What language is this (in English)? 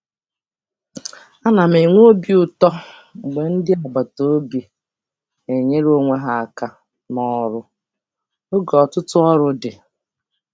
Igbo